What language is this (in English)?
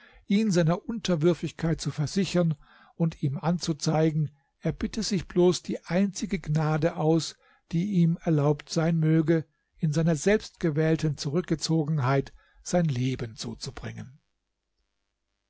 German